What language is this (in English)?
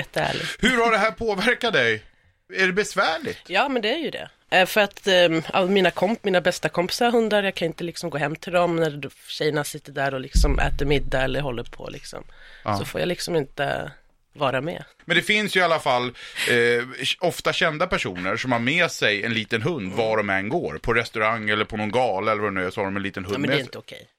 Swedish